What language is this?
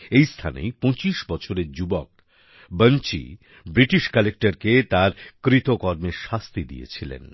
Bangla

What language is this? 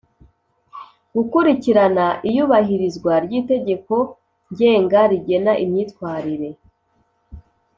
Kinyarwanda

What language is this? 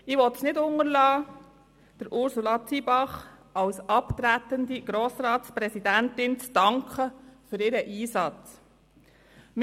Swiss German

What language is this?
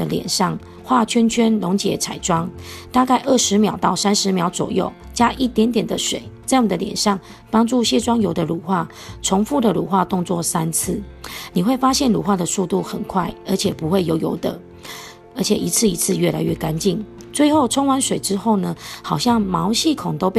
Chinese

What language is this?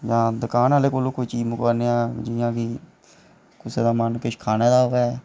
Dogri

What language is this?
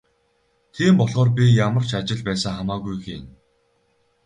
Mongolian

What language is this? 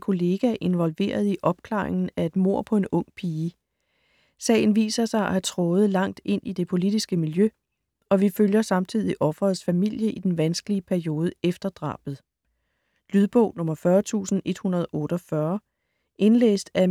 Danish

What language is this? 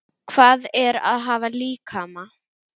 Icelandic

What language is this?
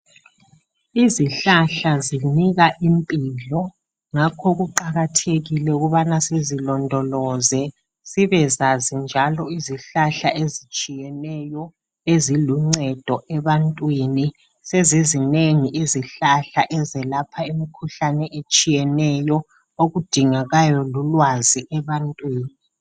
North Ndebele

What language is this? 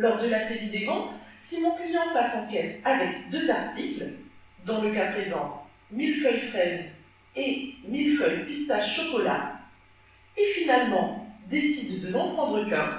French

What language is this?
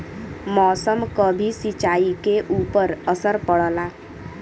Bhojpuri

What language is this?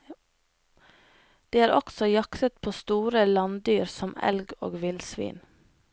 Norwegian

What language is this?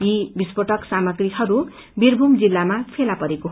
Nepali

